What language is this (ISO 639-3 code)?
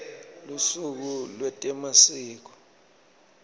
ssw